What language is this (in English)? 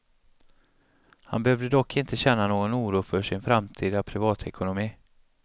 Swedish